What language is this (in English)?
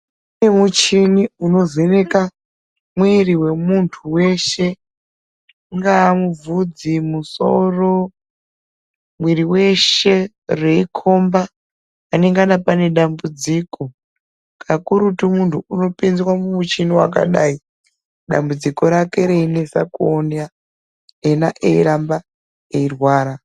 Ndau